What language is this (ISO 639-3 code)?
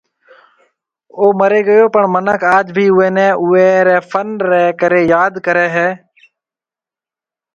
mve